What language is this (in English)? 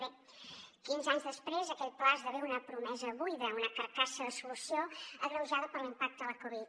Catalan